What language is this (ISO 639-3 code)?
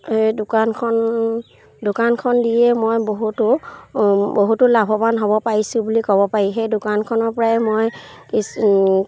asm